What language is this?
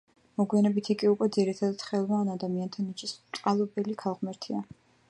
Georgian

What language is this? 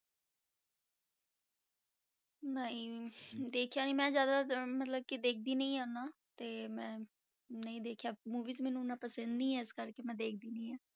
Punjabi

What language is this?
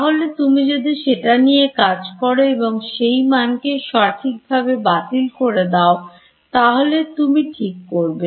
Bangla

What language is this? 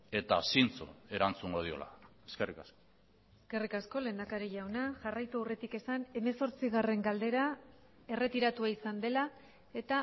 Basque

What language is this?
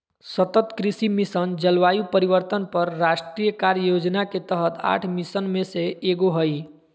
Magahi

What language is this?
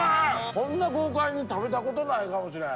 Japanese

